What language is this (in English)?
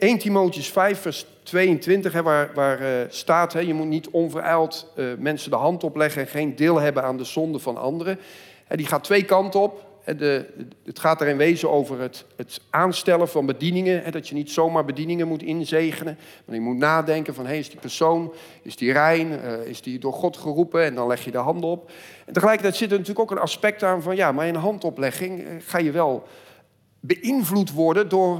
Dutch